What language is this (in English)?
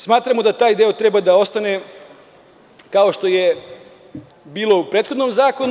Serbian